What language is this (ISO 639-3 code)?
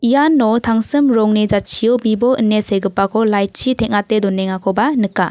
grt